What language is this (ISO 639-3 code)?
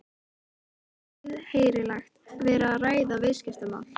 isl